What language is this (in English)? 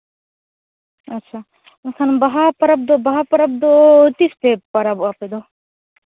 Santali